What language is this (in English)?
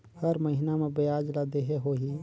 Chhattisgarhi